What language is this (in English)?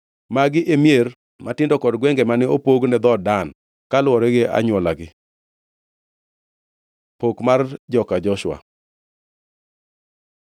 Luo (Kenya and Tanzania)